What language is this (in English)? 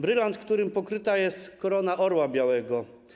Polish